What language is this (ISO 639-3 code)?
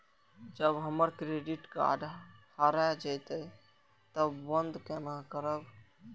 mai